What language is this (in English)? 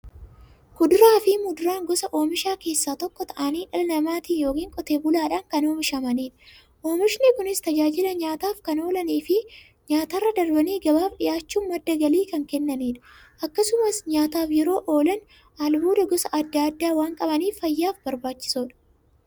Oromo